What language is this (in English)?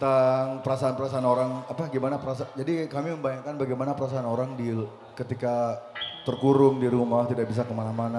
Indonesian